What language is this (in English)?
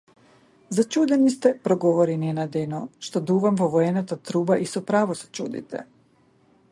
Macedonian